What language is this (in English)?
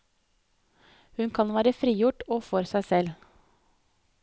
Norwegian